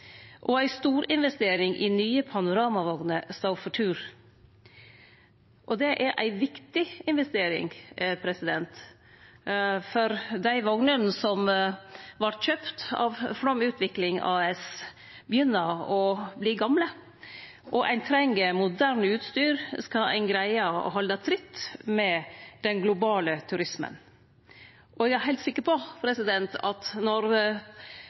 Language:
Norwegian Nynorsk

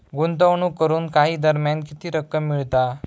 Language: Marathi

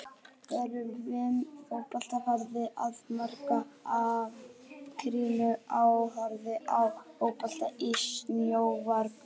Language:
Icelandic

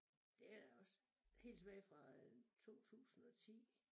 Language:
Danish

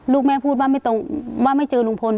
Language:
Thai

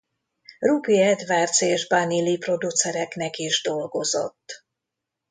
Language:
Hungarian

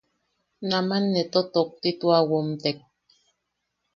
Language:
Yaqui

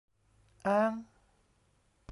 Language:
Thai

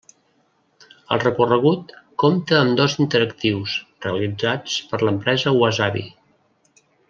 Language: Catalan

